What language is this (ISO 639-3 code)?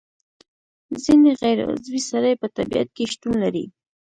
pus